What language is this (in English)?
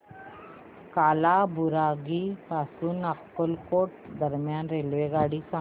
Marathi